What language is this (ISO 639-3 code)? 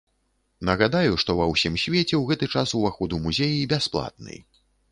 bel